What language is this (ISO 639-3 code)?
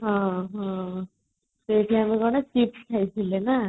ori